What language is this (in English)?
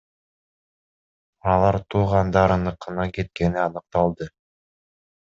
Kyrgyz